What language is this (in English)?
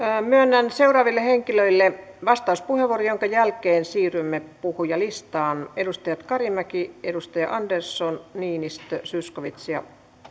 Finnish